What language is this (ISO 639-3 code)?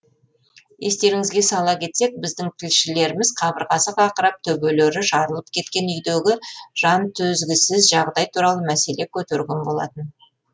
kaz